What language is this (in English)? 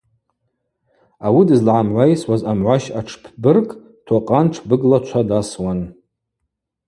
Abaza